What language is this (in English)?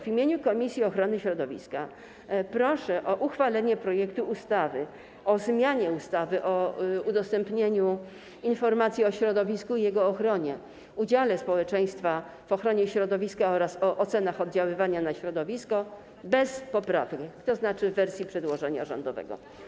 Polish